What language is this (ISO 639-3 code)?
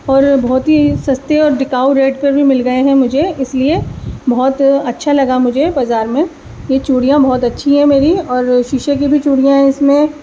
urd